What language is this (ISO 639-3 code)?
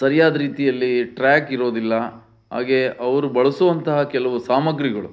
kan